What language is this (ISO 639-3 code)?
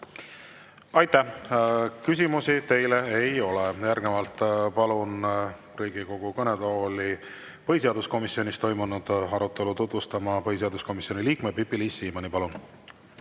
est